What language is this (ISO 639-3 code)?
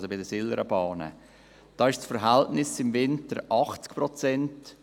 gsw